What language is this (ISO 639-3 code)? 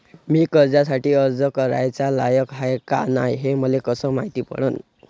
mar